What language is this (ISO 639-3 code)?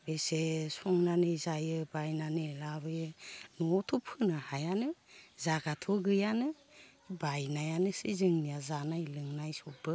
brx